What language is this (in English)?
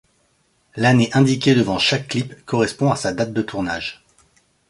French